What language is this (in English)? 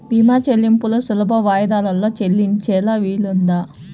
Telugu